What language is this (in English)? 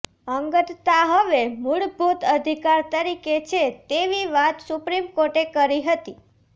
Gujarati